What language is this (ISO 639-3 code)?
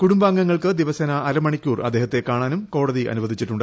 mal